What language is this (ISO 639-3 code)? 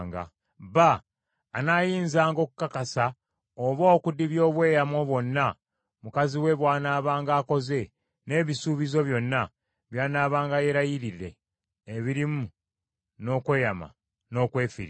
lug